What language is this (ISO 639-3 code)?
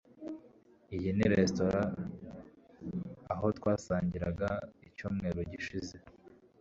kin